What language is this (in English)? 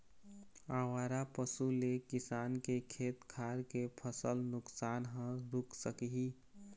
Chhattisgarhi